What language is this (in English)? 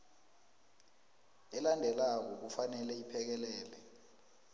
South Ndebele